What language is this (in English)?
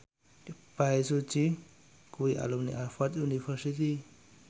Javanese